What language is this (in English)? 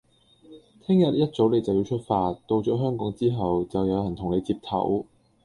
Cantonese